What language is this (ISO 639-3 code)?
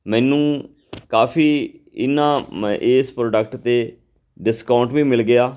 pan